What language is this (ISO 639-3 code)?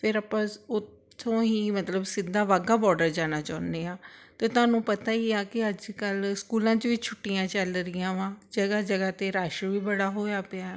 pan